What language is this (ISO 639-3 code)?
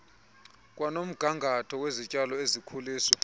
xho